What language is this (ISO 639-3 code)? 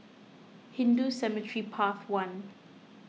eng